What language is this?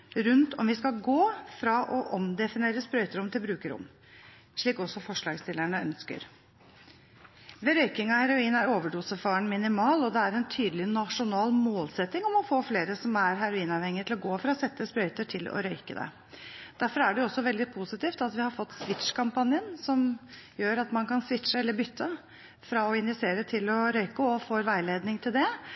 Norwegian Bokmål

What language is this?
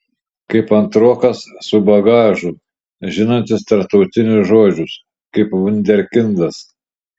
Lithuanian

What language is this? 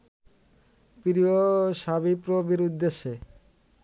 Bangla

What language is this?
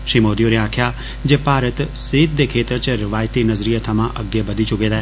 Dogri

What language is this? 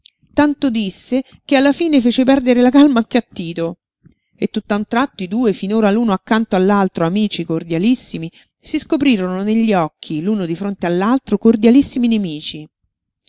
Italian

